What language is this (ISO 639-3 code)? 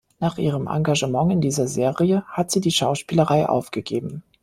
deu